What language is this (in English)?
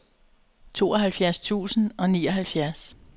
Danish